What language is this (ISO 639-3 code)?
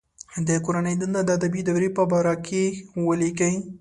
pus